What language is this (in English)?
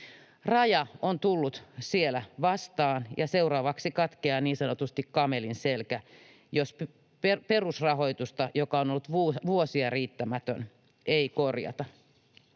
Finnish